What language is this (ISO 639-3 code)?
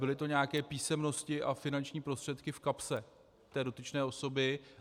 ces